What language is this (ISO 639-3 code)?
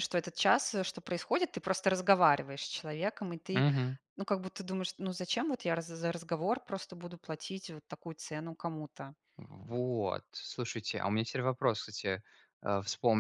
rus